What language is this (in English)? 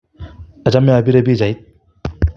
Kalenjin